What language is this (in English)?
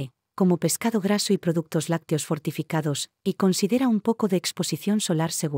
Spanish